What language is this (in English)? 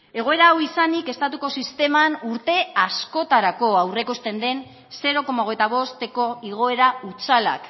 Basque